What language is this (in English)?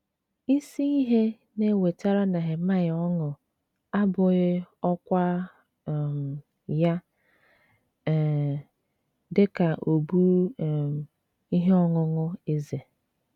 Igbo